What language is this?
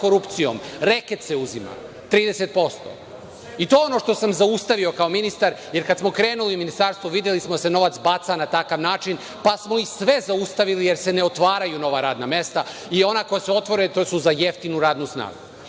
Serbian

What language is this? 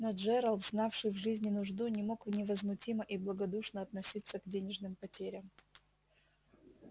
Russian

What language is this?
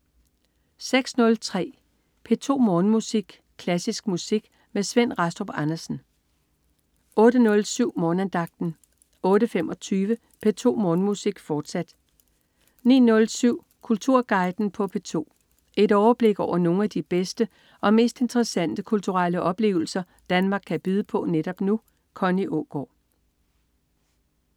Danish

